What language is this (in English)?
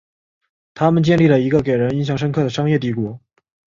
Chinese